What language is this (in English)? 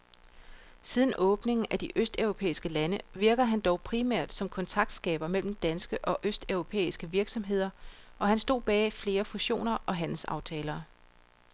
Danish